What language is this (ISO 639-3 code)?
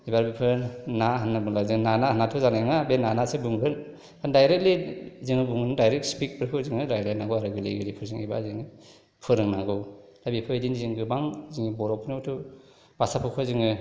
brx